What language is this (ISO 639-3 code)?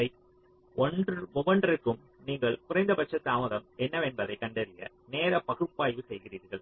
tam